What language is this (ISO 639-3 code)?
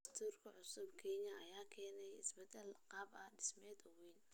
som